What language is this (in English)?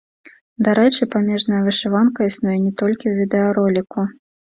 Belarusian